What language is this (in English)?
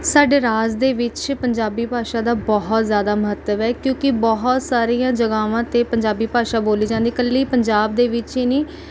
Punjabi